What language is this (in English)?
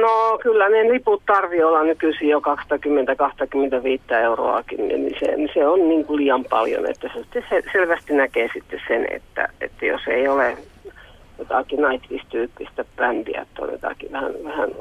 Finnish